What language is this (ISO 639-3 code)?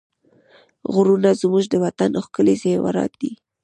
pus